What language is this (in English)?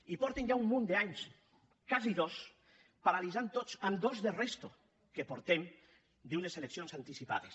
Catalan